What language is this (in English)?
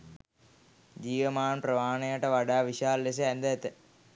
Sinhala